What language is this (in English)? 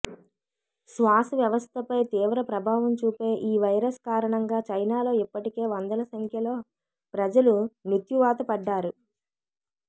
Telugu